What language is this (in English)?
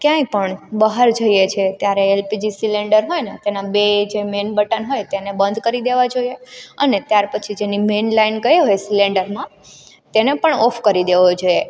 Gujarati